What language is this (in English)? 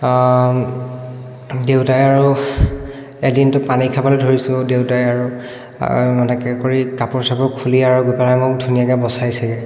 Assamese